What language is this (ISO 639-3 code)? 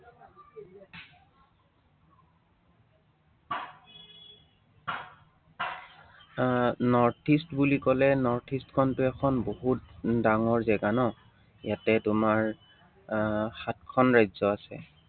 asm